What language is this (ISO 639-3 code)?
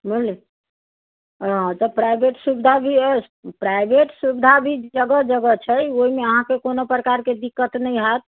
mai